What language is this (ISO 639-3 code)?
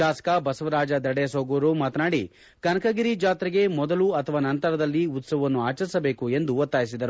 kan